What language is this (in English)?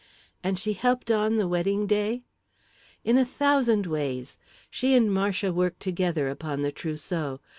English